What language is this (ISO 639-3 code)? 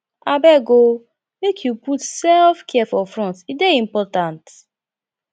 pcm